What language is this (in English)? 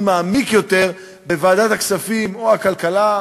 Hebrew